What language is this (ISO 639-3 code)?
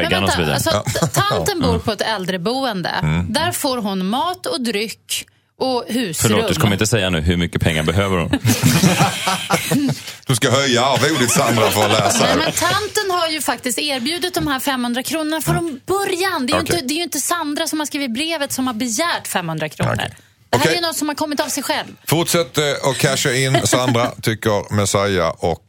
swe